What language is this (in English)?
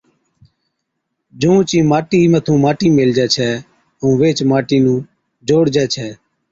Od